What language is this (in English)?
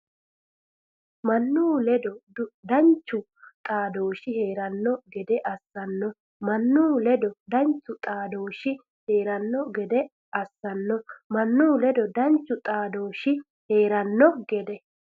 Sidamo